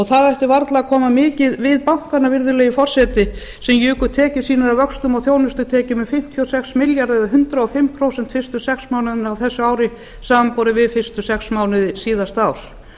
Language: Icelandic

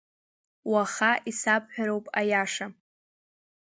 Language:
Abkhazian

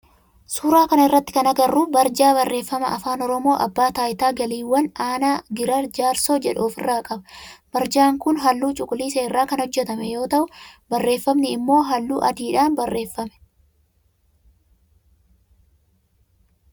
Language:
Oromo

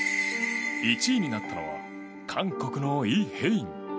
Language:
Japanese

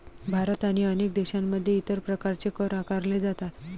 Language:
Marathi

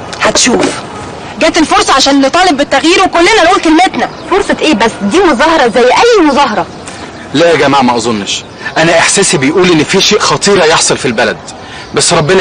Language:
Arabic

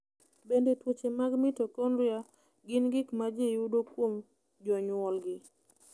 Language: Luo (Kenya and Tanzania)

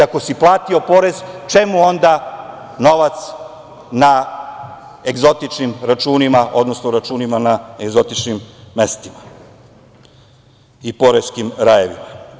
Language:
Serbian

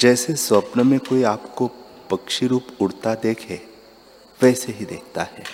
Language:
Hindi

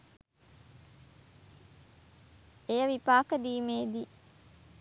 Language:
Sinhala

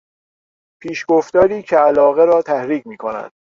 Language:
Persian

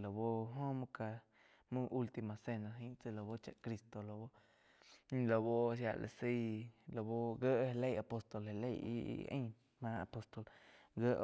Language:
Quiotepec Chinantec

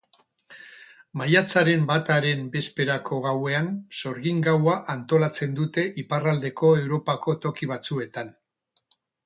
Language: Basque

